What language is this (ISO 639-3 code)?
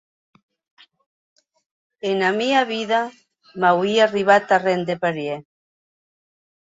oci